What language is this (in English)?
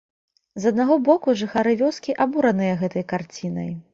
Belarusian